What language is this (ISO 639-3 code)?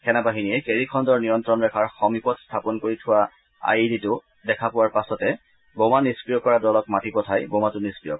asm